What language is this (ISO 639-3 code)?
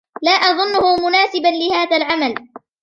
ara